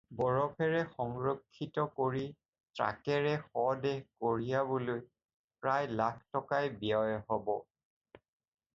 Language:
Assamese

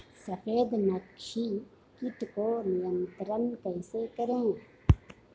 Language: Hindi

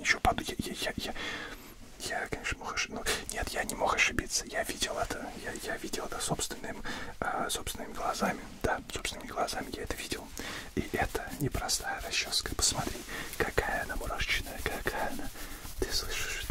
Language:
Russian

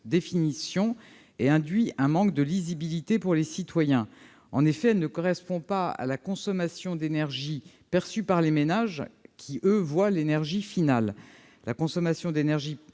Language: French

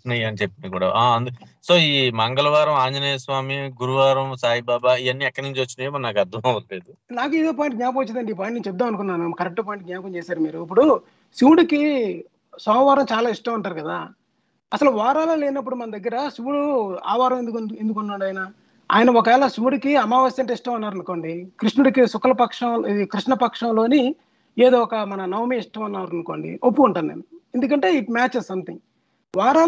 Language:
Telugu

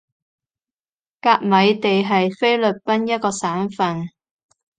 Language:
Cantonese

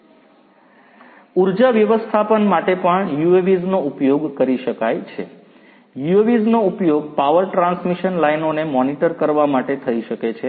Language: Gujarati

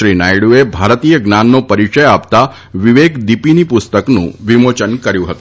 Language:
Gujarati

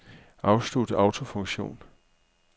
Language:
Danish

